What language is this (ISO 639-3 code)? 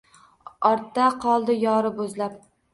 uzb